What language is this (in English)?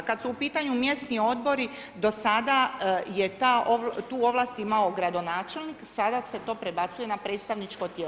Croatian